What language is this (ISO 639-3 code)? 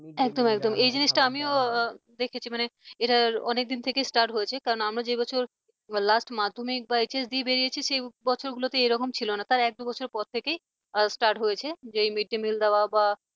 ben